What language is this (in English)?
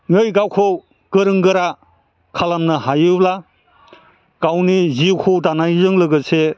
Bodo